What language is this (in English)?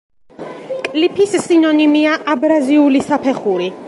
Georgian